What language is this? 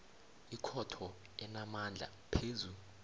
South Ndebele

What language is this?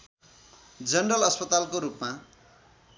Nepali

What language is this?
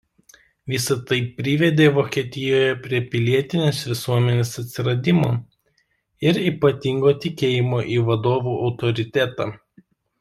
Lithuanian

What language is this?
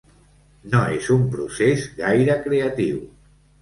Catalan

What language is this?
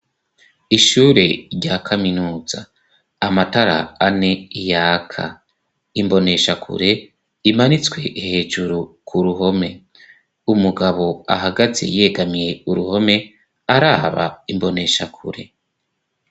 Rundi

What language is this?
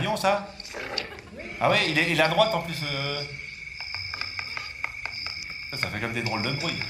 French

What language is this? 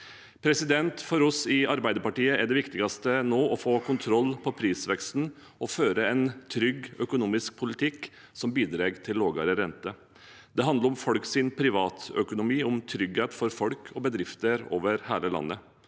Norwegian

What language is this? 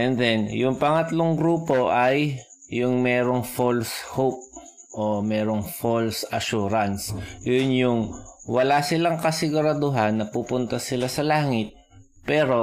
Filipino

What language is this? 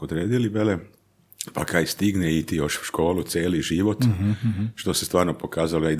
Croatian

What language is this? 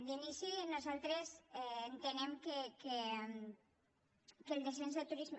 Catalan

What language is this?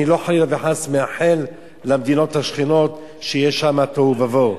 Hebrew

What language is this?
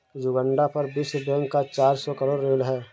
Hindi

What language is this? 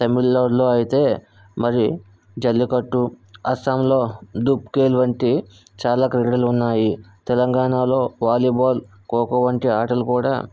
Telugu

